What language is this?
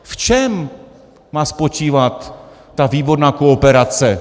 Czech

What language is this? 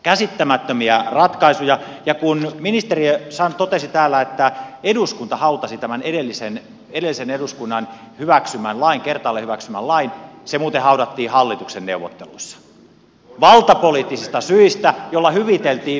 Finnish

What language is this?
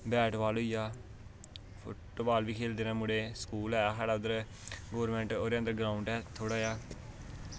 Dogri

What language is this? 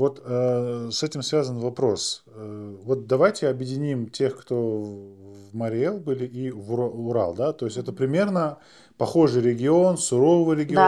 Russian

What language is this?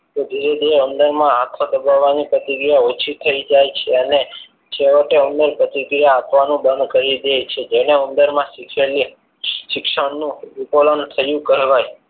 Gujarati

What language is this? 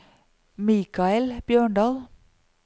Norwegian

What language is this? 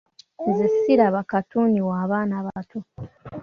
Ganda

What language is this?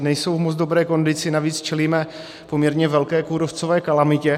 Czech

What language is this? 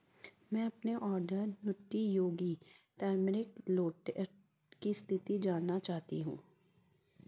Hindi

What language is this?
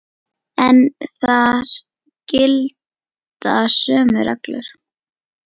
Icelandic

